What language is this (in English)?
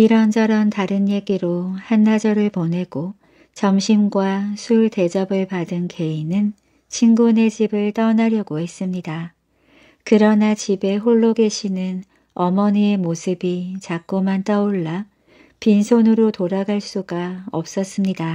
Korean